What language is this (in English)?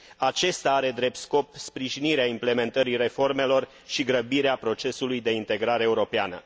Romanian